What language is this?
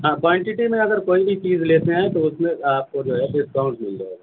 Urdu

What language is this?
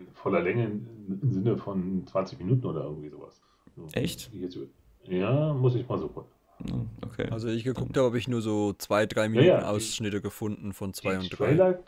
German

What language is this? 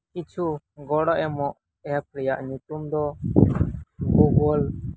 Santali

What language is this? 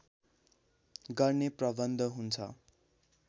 Nepali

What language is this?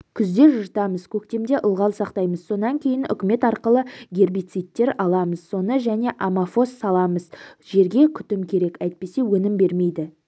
Kazakh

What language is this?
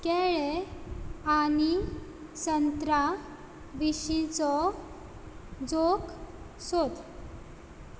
Konkani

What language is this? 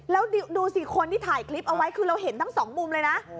Thai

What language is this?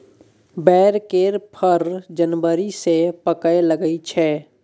Maithili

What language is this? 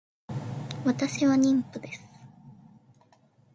Japanese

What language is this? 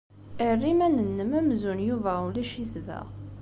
Kabyle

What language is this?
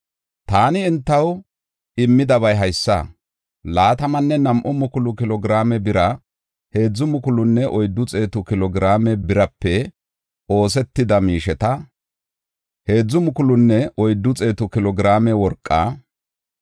Gofa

